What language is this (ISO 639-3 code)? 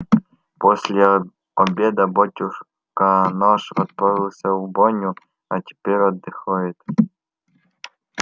rus